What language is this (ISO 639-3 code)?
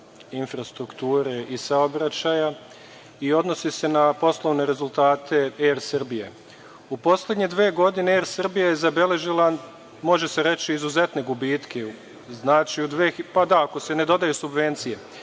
srp